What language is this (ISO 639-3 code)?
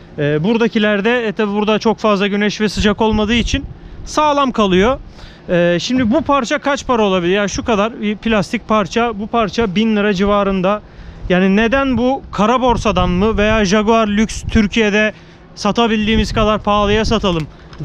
tur